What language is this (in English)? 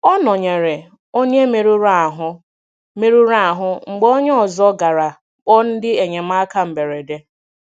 Igbo